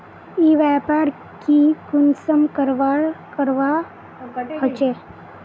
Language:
Magahi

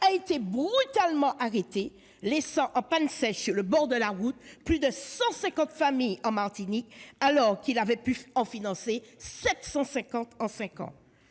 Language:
French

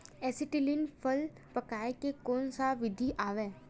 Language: Chhattisgarhi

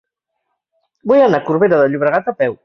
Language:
Catalan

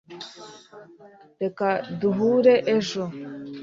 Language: Kinyarwanda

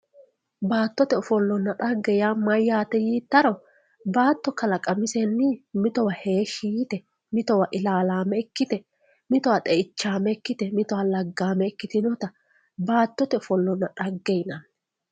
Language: Sidamo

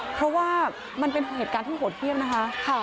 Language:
Thai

